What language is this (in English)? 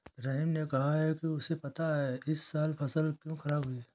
Hindi